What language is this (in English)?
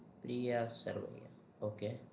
Gujarati